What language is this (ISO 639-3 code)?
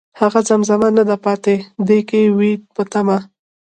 pus